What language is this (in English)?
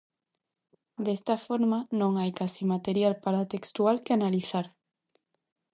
Galician